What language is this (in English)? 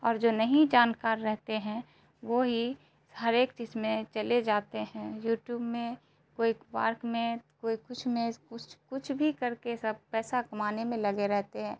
Urdu